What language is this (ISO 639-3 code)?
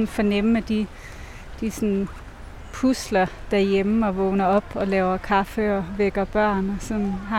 dan